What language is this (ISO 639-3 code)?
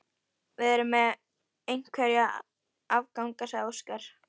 isl